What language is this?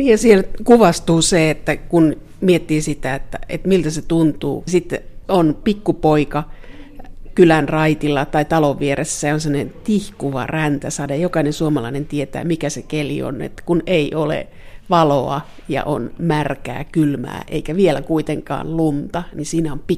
Finnish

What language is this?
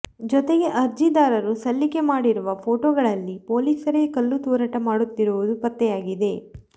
Kannada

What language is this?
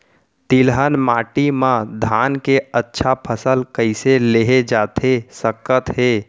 Chhattisgarhi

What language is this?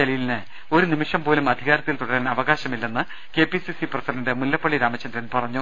Malayalam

